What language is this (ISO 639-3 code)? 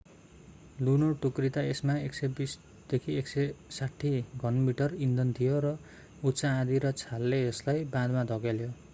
nep